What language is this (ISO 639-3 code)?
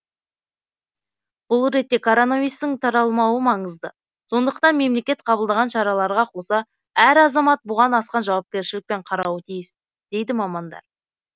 kaz